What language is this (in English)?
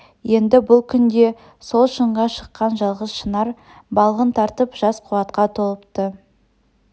Kazakh